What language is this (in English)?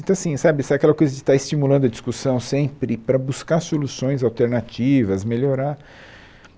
Portuguese